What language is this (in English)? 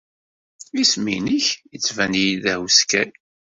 Kabyle